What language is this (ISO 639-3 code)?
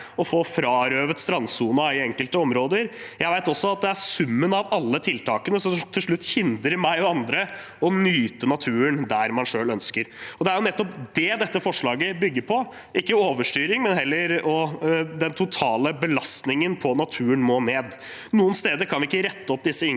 nor